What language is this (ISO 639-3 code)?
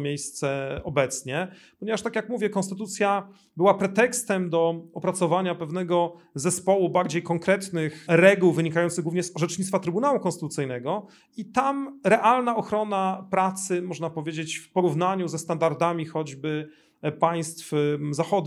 pol